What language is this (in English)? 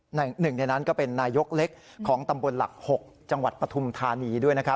Thai